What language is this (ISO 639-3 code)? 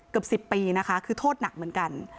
tha